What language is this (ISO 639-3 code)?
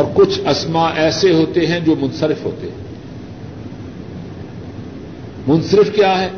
urd